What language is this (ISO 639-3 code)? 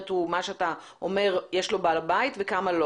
heb